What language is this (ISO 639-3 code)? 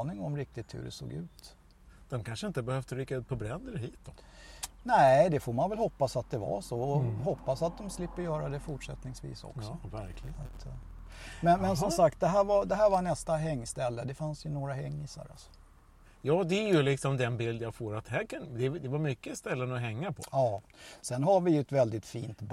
swe